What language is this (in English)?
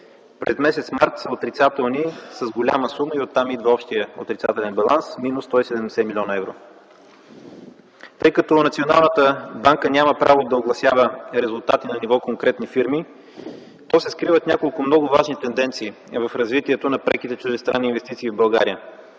Bulgarian